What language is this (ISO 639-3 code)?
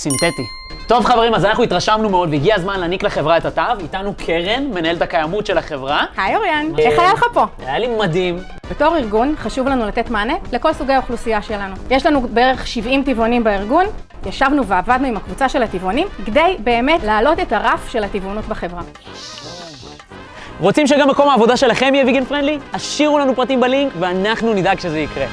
heb